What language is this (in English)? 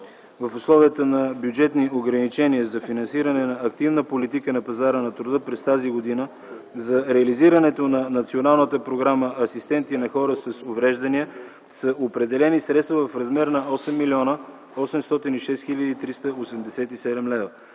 Bulgarian